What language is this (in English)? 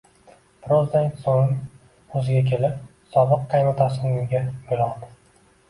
Uzbek